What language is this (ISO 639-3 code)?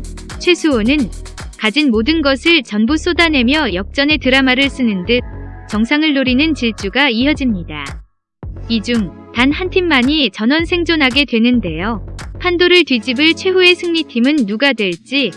kor